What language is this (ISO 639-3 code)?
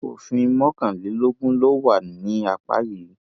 yor